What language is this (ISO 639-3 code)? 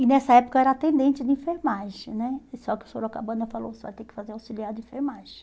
por